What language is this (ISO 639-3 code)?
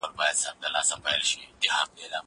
pus